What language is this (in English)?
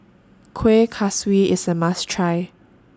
English